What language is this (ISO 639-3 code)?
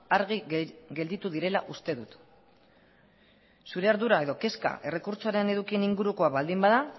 eus